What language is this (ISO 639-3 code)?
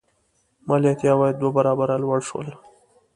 pus